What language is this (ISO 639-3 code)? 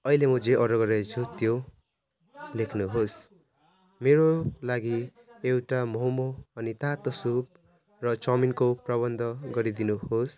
nep